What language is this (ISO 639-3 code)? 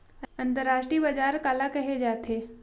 hne